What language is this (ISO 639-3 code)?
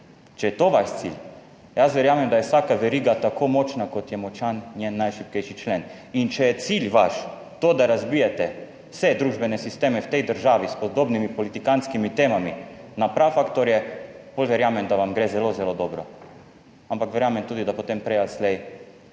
slv